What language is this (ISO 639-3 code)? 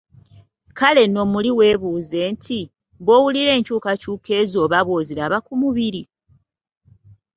lug